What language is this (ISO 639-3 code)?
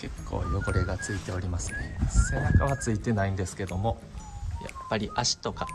jpn